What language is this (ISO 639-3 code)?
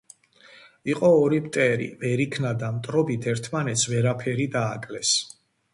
kat